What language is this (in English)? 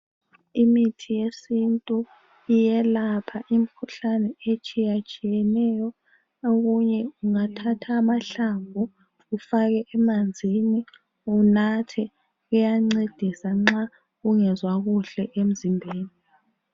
North Ndebele